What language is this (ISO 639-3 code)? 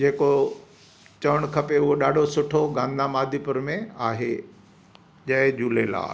snd